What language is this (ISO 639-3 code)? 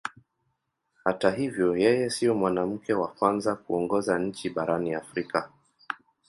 swa